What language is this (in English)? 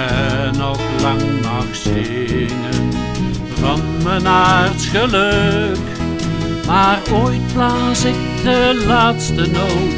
Dutch